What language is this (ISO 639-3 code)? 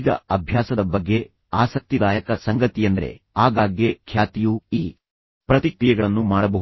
kan